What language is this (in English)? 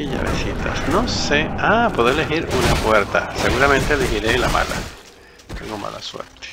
Spanish